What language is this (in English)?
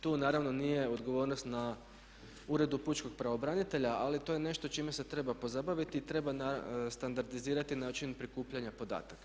Croatian